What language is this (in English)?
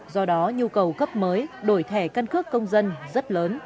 Vietnamese